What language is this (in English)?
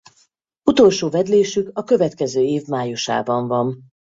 Hungarian